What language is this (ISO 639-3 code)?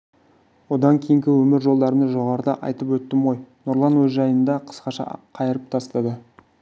kaz